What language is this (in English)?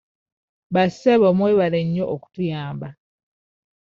Ganda